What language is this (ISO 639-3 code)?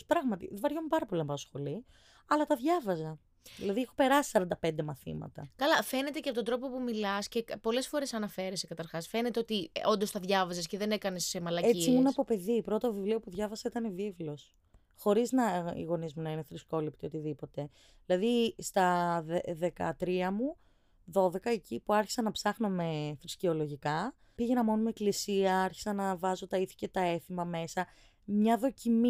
ell